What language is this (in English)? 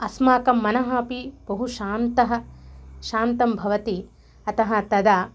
Sanskrit